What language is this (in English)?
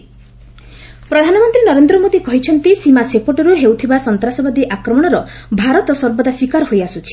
Odia